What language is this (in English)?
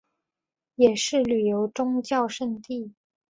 Chinese